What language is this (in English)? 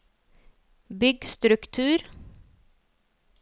Norwegian